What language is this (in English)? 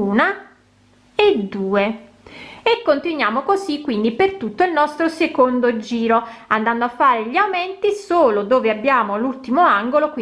Italian